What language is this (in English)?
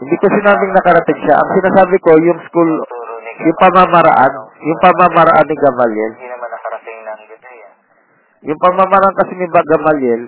Filipino